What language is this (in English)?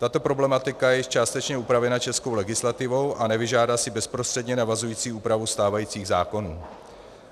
Czech